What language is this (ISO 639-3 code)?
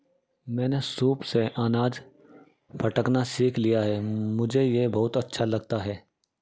hin